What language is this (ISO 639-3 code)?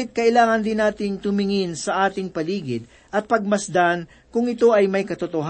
fil